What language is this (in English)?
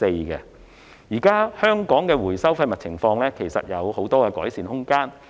Cantonese